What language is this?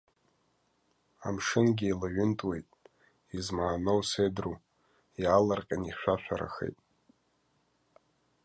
Abkhazian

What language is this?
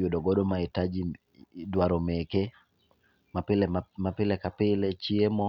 Luo (Kenya and Tanzania)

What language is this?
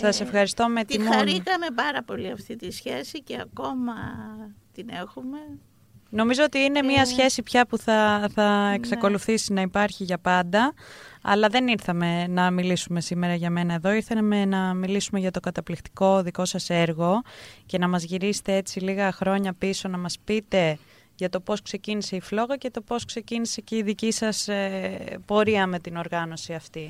Greek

